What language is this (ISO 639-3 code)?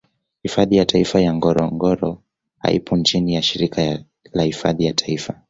swa